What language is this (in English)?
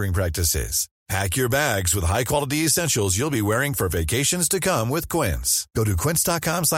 Filipino